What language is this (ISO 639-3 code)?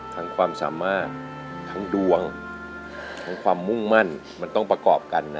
tha